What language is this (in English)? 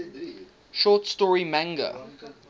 English